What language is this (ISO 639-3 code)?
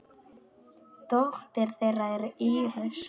isl